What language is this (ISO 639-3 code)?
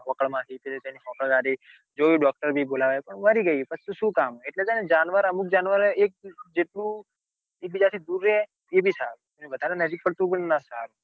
guj